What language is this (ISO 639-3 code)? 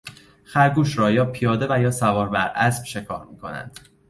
fas